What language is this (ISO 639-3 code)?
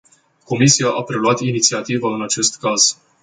ron